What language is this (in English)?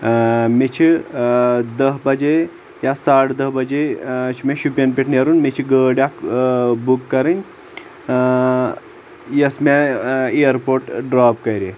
Kashmiri